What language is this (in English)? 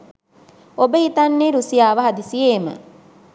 Sinhala